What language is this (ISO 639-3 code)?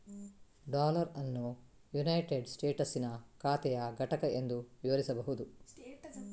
kan